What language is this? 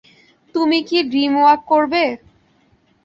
Bangla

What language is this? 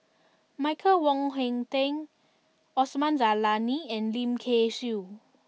English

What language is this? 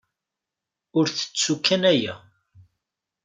Kabyle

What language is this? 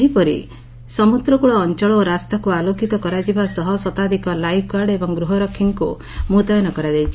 Odia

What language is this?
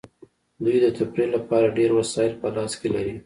Pashto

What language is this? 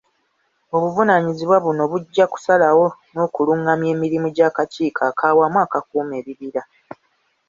Ganda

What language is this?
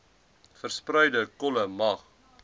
Afrikaans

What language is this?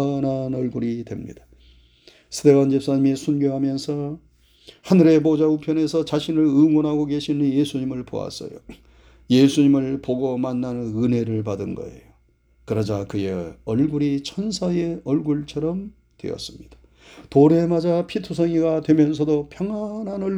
Korean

